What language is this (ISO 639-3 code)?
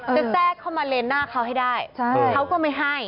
tha